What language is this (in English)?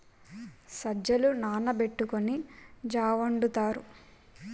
Telugu